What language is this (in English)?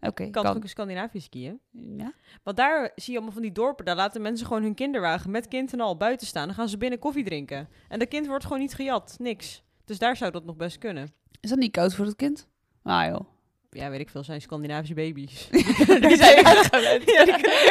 Dutch